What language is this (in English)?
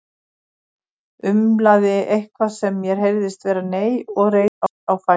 Icelandic